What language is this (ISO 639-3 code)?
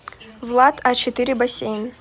rus